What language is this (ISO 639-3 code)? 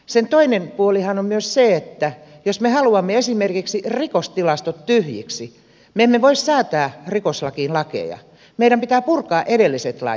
fin